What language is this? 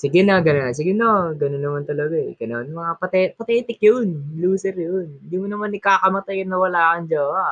Filipino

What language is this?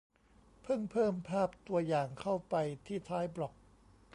Thai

